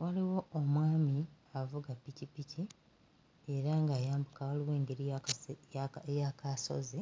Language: Ganda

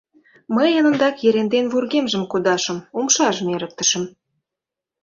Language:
Mari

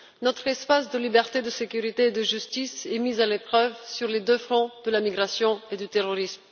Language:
French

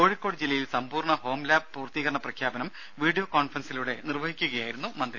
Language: Malayalam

